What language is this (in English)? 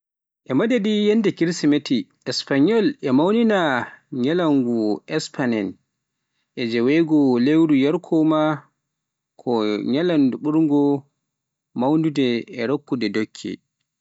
Pular